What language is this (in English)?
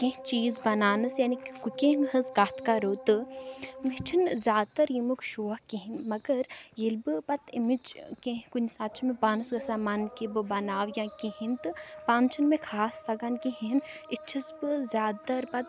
Kashmiri